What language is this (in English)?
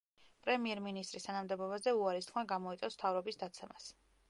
Georgian